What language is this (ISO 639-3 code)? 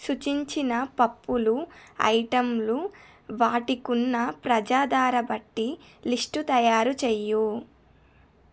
tel